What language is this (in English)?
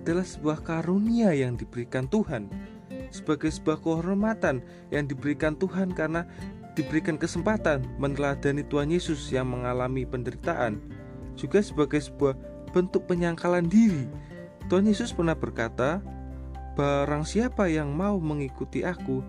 Indonesian